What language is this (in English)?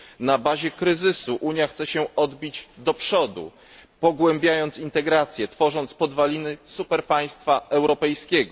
Polish